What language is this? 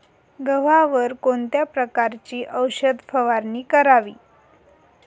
Marathi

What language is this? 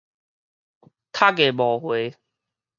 Min Nan Chinese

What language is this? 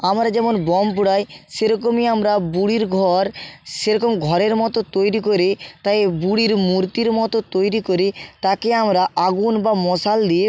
Bangla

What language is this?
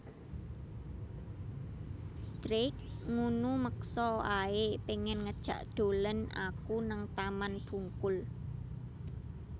Javanese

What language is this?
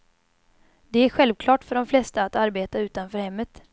Swedish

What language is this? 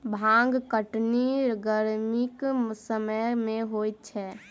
Maithili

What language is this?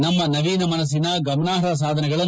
Kannada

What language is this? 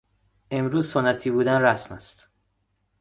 Persian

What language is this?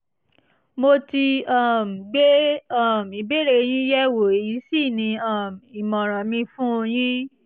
Yoruba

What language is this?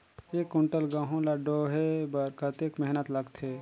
Chhattisgarhi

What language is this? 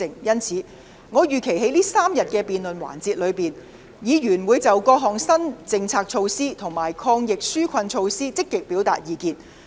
Cantonese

